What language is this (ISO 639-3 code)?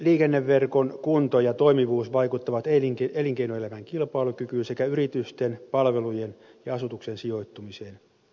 fin